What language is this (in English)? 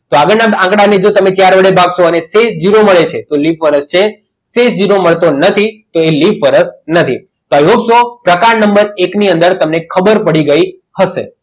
Gujarati